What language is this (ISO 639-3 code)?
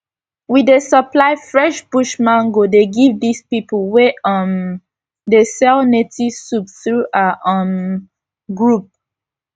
pcm